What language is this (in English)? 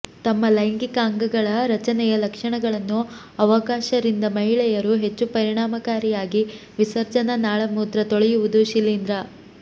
Kannada